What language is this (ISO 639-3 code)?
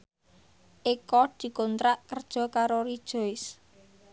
jav